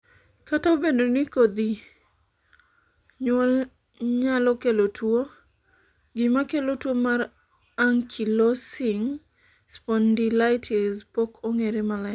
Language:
Luo (Kenya and Tanzania)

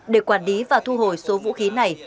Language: Vietnamese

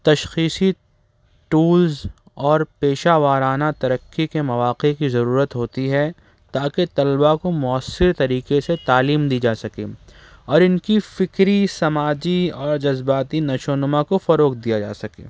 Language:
Urdu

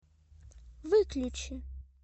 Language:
Russian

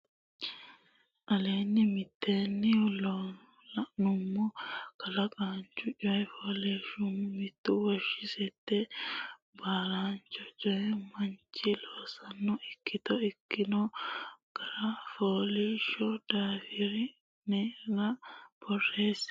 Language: Sidamo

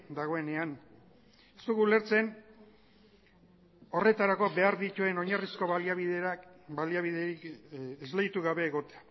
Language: Basque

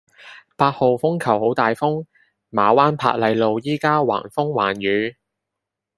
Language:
Cantonese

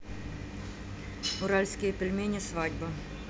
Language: Russian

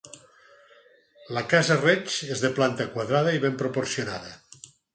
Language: Catalan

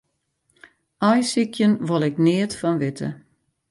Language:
Western Frisian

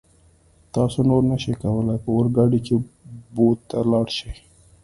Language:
Pashto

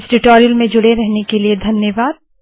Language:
Hindi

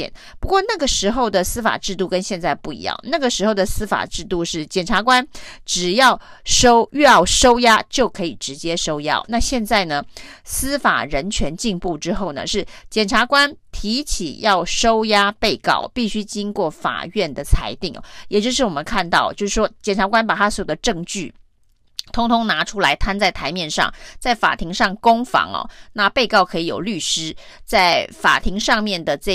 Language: Chinese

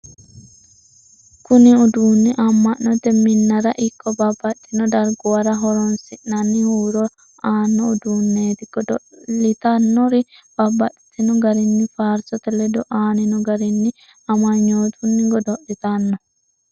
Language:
Sidamo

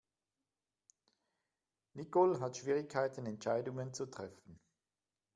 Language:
German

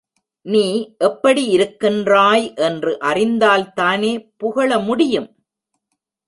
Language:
Tamil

